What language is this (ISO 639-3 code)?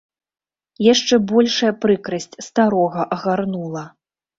bel